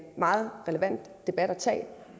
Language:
Danish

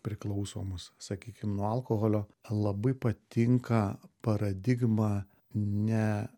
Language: Lithuanian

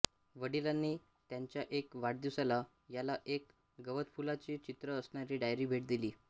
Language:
Marathi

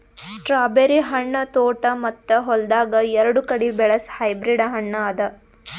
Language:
Kannada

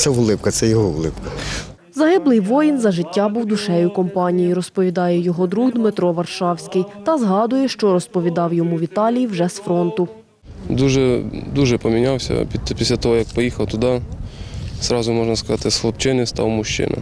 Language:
Ukrainian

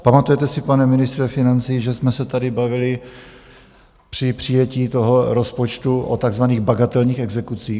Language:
Czech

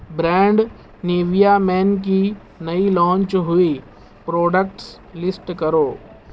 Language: Urdu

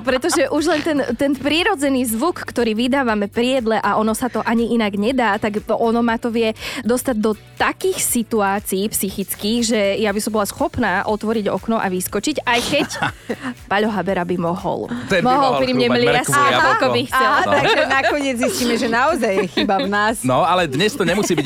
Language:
Slovak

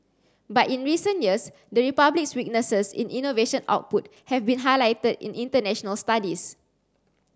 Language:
English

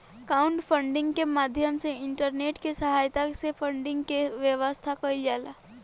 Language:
Bhojpuri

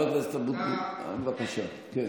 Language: Hebrew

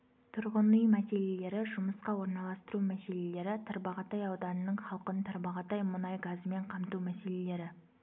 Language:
Kazakh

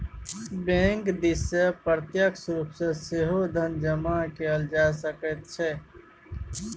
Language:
Maithili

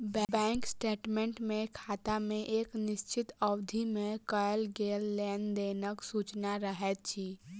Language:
Maithili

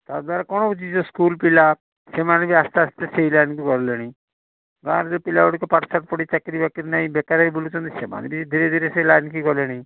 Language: Odia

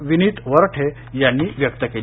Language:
Marathi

